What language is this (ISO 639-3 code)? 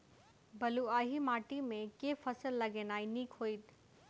mai